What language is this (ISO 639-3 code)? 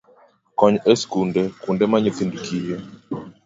luo